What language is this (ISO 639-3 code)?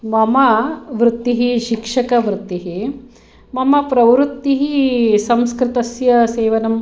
san